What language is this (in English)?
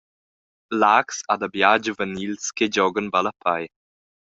Romansh